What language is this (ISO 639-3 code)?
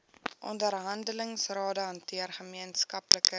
afr